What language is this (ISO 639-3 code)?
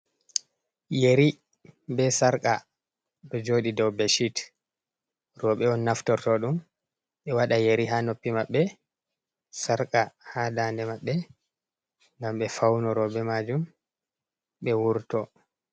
ful